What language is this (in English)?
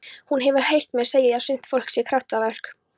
Icelandic